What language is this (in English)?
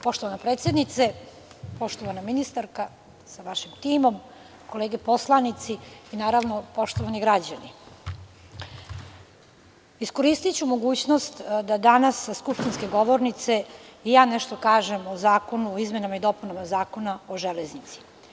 Serbian